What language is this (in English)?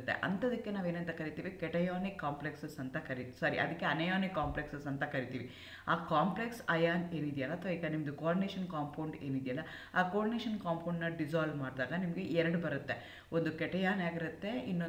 Kannada